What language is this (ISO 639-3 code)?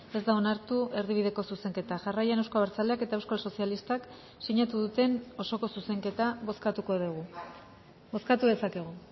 eus